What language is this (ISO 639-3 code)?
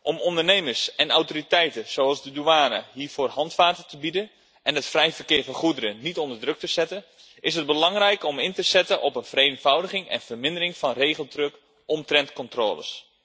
nld